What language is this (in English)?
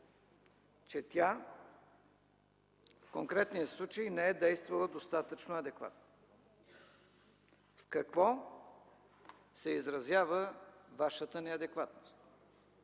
Bulgarian